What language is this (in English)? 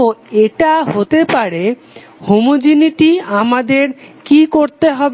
Bangla